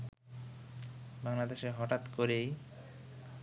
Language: Bangla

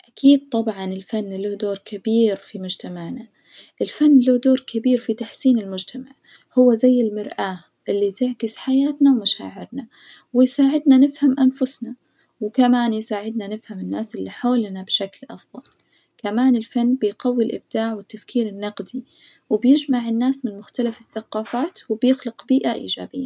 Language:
Najdi Arabic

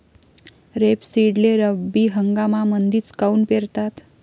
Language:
Marathi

